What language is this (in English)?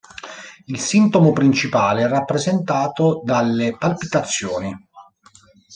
Italian